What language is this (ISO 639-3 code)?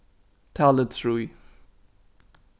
fao